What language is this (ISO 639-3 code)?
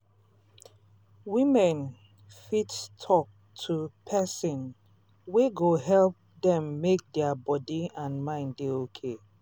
pcm